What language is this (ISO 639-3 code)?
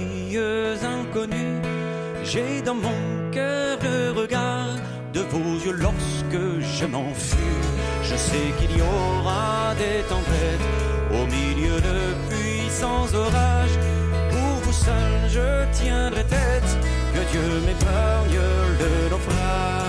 fra